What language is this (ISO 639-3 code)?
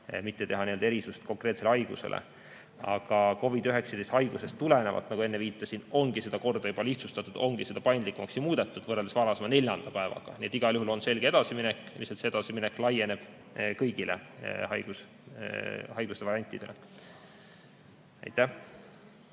est